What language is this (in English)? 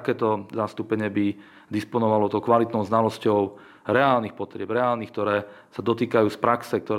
Slovak